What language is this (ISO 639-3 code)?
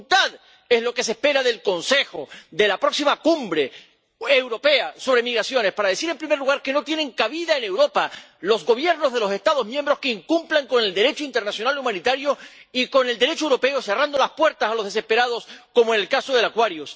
spa